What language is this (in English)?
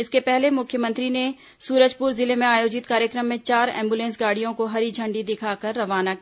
Hindi